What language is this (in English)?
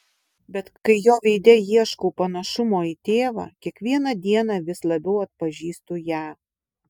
Lithuanian